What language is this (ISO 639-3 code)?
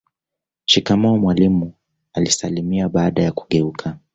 swa